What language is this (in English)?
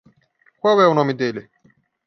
Portuguese